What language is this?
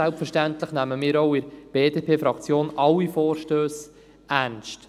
Swiss German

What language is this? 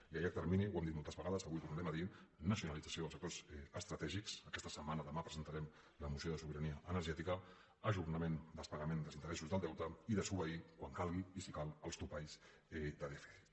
Catalan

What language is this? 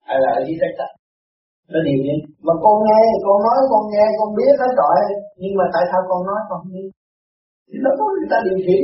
Vietnamese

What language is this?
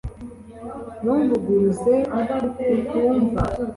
Kinyarwanda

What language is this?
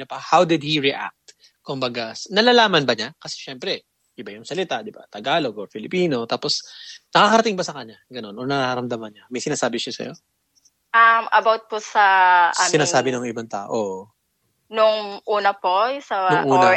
Filipino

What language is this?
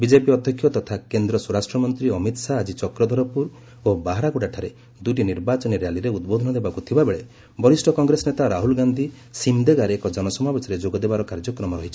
Odia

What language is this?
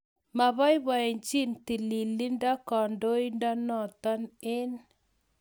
Kalenjin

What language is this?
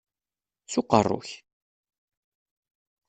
Kabyle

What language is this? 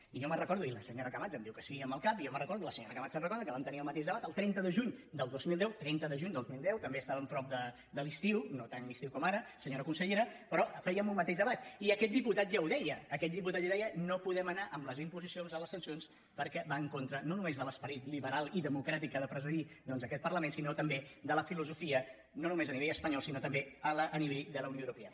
Catalan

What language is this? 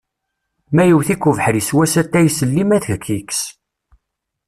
Kabyle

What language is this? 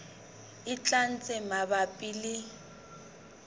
Southern Sotho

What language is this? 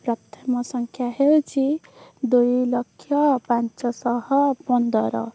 Odia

